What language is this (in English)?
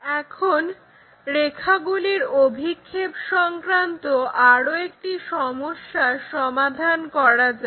Bangla